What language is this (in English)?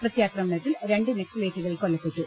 Malayalam